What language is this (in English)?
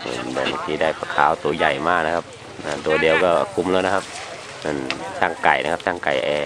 Thai